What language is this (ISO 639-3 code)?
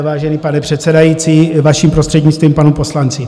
ces